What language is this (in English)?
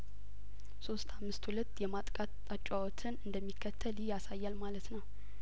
Amharic